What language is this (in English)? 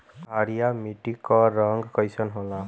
Bhojpuri